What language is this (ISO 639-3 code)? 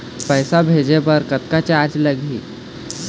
hne